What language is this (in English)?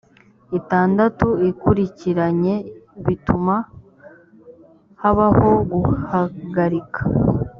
Kinyarwanda